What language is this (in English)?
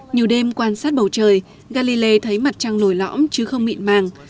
Vietnamese